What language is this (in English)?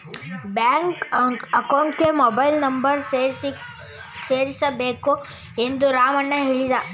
Kannada